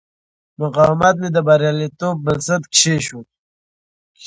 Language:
Pashto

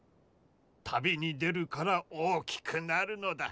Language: Japanese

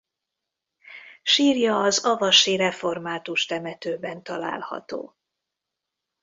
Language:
Hungarian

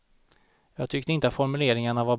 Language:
Swedish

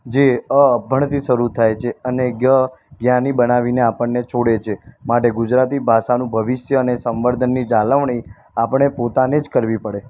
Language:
Gujarati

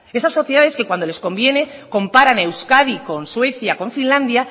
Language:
Spanish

